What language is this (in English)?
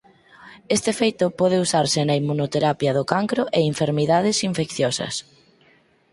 Galician